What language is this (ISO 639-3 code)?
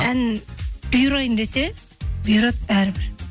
kaz